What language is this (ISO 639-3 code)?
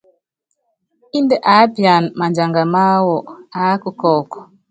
yav